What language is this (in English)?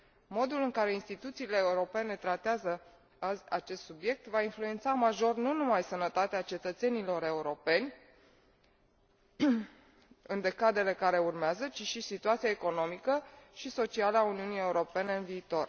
Romanian